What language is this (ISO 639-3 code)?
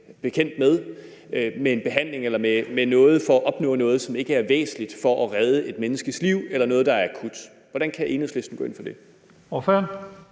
dan